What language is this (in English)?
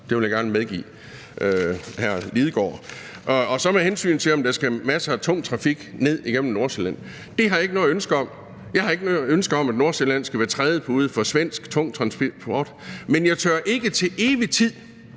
Danish